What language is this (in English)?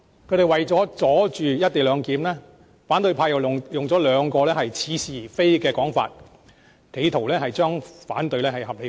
Cantonese